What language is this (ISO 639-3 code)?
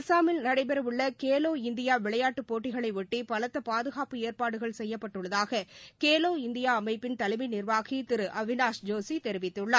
tam